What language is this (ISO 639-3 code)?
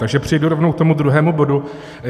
ces